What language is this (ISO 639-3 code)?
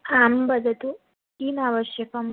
san